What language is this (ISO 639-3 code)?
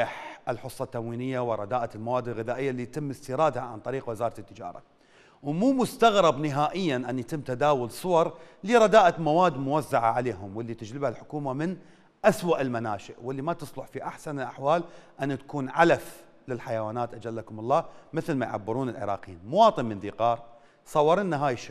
ara